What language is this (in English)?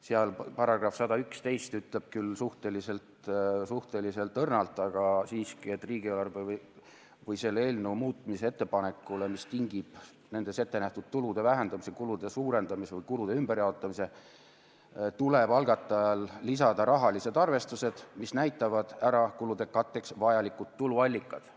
Estonian